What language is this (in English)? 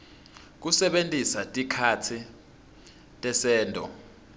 Swati